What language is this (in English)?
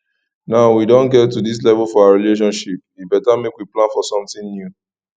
Nigerian Pidgin